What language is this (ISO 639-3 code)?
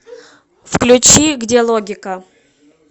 rus